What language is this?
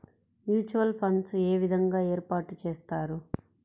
Telugu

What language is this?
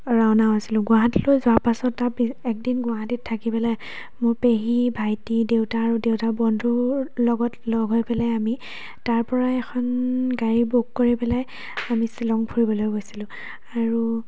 Assamese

